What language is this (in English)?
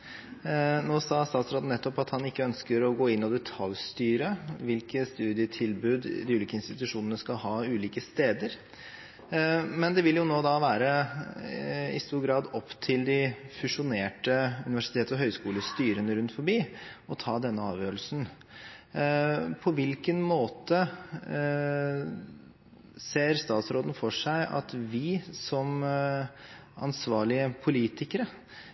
Norwegian Bokmål